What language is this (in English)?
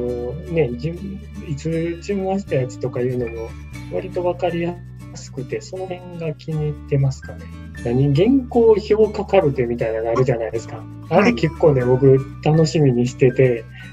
Japanese